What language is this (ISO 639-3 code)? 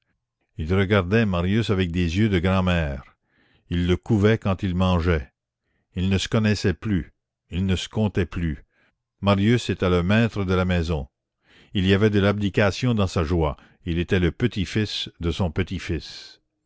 fra